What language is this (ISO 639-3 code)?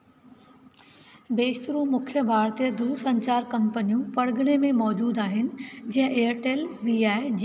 snd